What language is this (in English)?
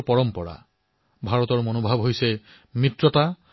Assamese